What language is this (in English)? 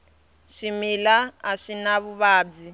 Tsonga